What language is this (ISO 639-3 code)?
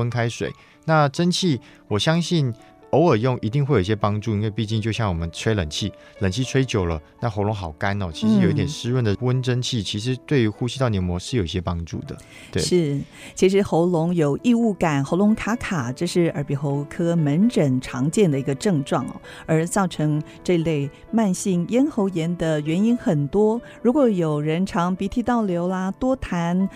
zho